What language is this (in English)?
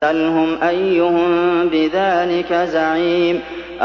Arabic